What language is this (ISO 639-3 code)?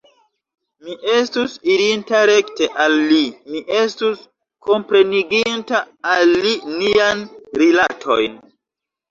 epo